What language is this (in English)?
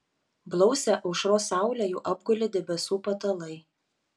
Lithuanian